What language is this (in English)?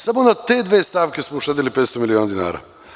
Serbian